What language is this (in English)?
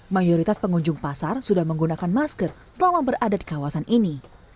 Indonesian